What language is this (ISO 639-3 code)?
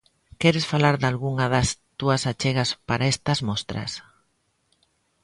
glg